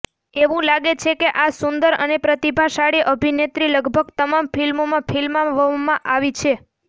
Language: Gujarati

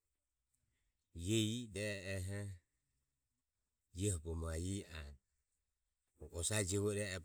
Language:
Ömie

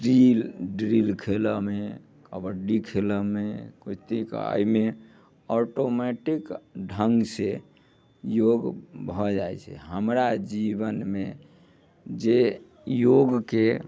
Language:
Maithili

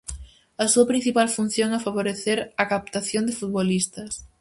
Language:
Galician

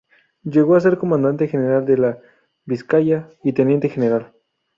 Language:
Spanish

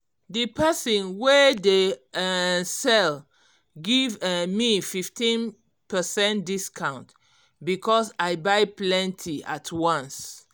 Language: Nigerian Pidgin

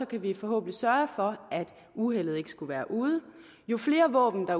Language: Danish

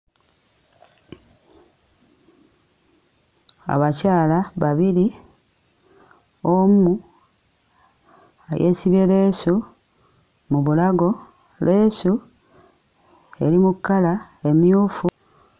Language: Ganda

